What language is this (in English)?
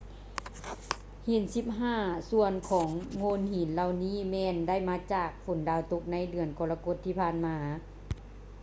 Lao